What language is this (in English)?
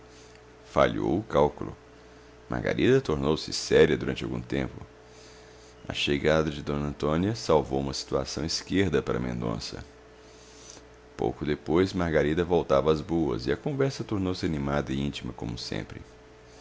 Portuguese